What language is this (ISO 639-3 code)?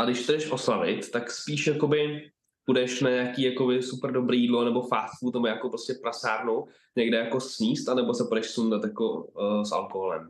ces